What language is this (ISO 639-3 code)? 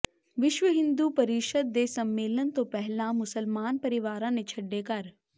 pan